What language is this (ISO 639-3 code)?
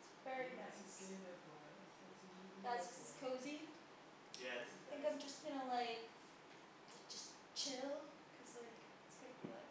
eng